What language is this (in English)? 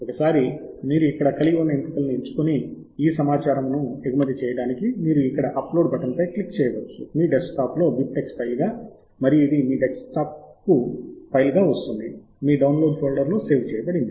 Telugu